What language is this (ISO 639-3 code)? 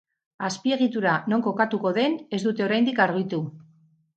eus